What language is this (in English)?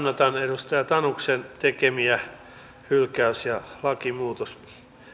Finnish